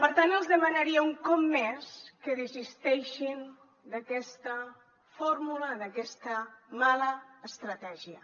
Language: Catalan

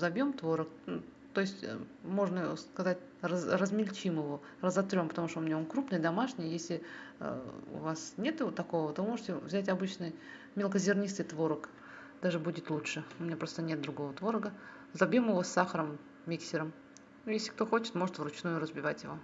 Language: Russian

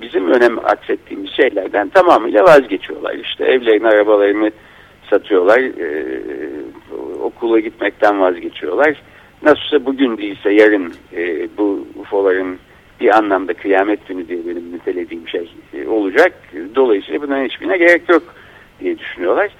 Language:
Turkish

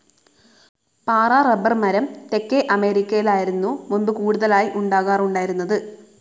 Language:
Malayalam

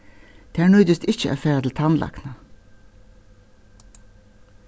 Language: Faroese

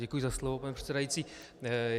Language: Czech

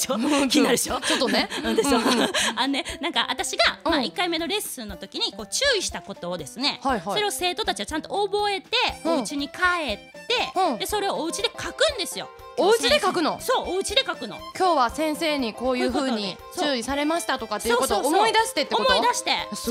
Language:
Japanese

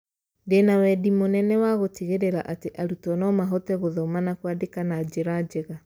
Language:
Kikuyu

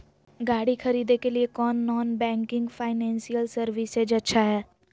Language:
Magahi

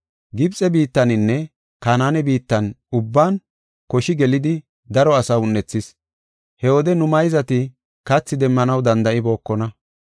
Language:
Gofa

